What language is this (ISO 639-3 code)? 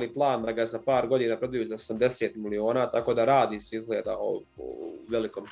hrv